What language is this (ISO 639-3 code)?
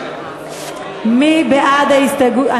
heb